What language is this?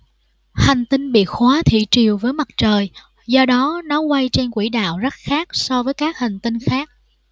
Vietnamese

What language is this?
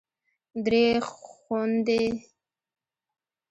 Pashto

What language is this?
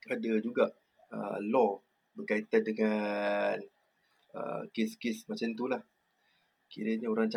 Malay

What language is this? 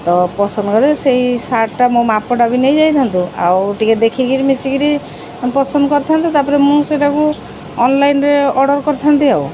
Odia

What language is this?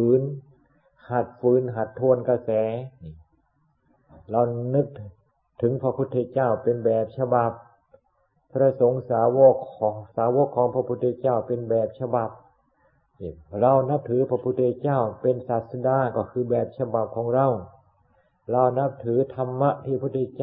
Thai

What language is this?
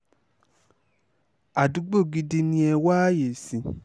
Yoruba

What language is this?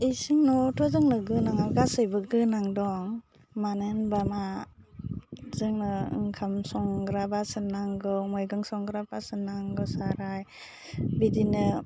Bodo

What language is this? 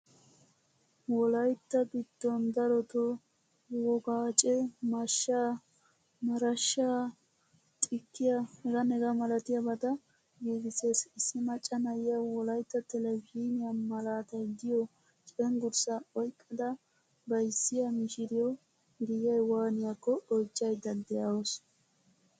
Wolaytta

